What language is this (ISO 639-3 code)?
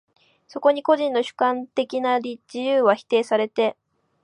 jpn